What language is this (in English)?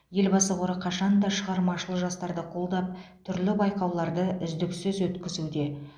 Kazakh